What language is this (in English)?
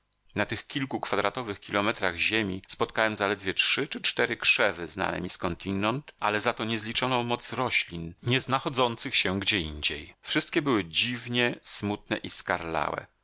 Polish